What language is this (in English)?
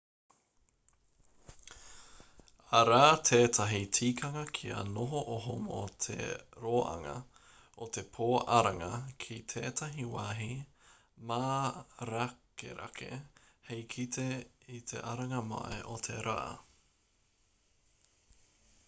Māori